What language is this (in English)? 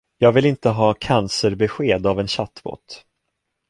Swedish